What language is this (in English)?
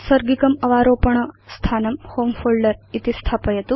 Sanskrit